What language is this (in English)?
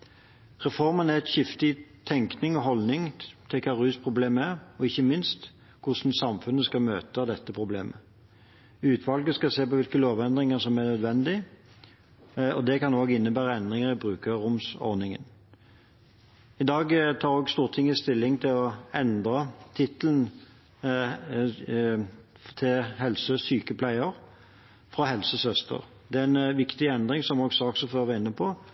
Norwegian Bokmål